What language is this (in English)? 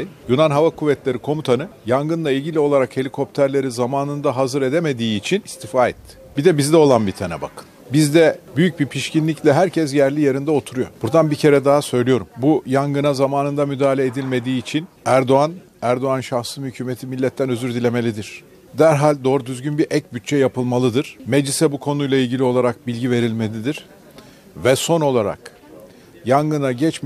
Turkish